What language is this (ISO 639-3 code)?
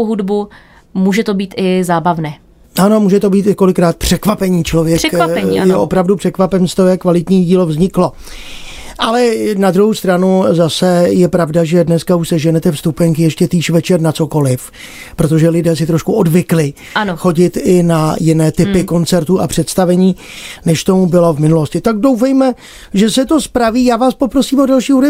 ces